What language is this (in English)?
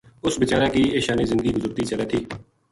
Gujari